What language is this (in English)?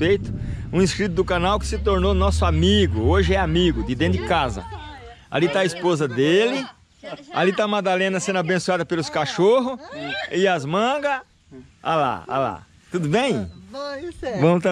Portuguese